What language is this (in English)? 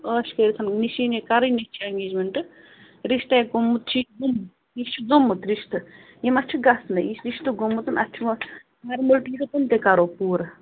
Kashmiri